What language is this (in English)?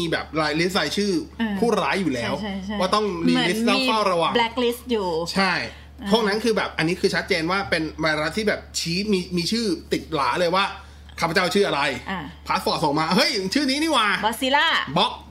Thai